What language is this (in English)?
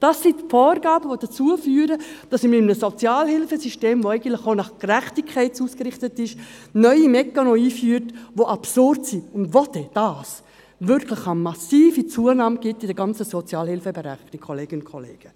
Swiss German